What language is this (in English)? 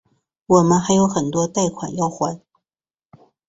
Chinese